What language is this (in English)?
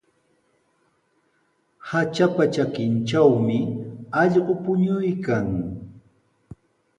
Sihuas Ancash Quechua